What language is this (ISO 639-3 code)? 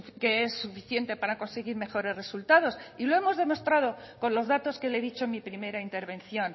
spa